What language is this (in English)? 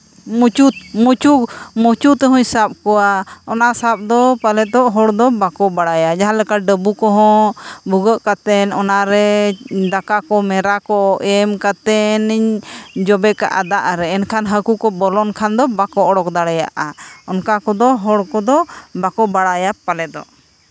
Santali